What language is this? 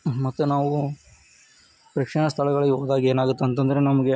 Kannada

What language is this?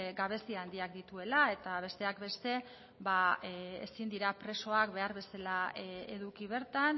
Basque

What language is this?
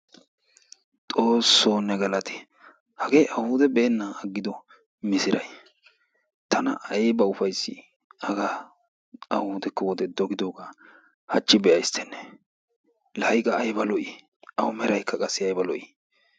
Wolaytta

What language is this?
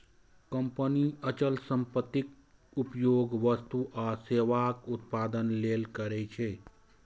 Maithili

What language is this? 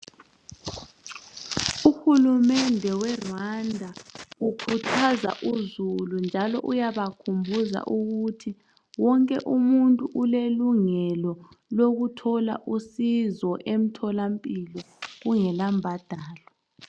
North Ndebele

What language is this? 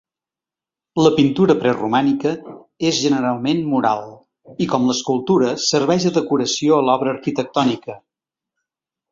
Catalan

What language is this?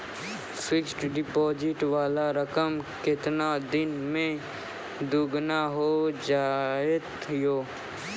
Maithili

